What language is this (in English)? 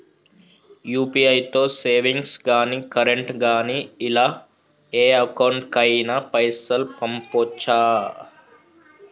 Telugu